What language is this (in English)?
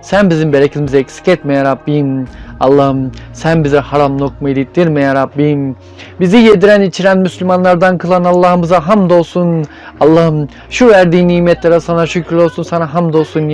Turkish